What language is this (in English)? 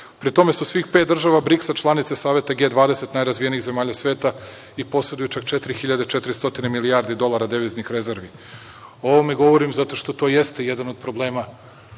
Serbian